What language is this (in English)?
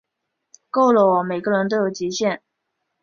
Chinese